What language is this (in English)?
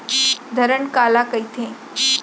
Chhattisgarhi